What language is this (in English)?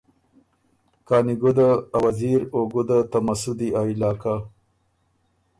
Ormuri